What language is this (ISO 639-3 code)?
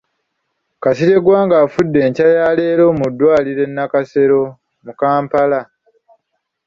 lug